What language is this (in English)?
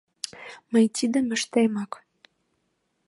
Mari